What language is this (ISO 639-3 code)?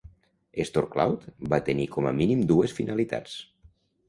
cat